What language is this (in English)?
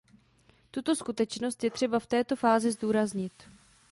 Czech